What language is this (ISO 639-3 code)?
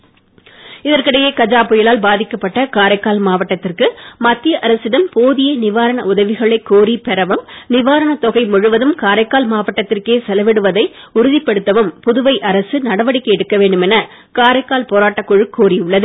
tam